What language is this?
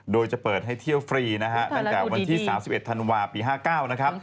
Thai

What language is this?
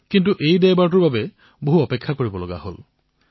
Assamese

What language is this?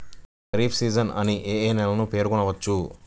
Telugu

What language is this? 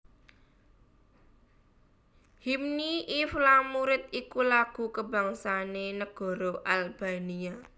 Javanese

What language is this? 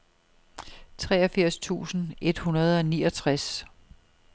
Danish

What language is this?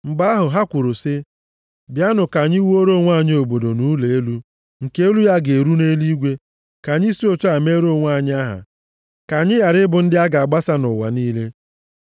Igbo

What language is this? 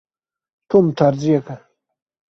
Kurdish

